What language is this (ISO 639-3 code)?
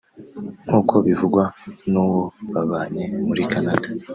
kin